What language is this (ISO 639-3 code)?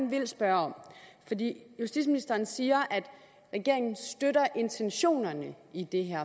dan